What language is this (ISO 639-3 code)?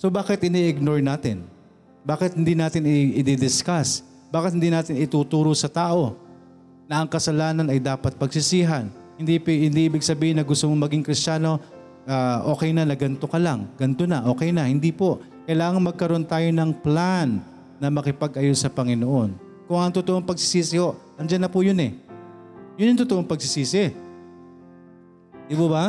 fil